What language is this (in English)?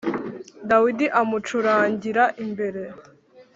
Kinyarwanda